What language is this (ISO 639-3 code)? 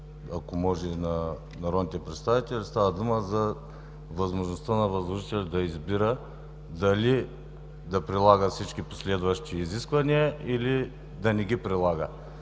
bul